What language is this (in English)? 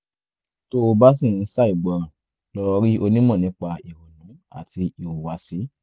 Yoruba